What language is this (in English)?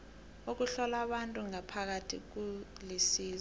South Ndebele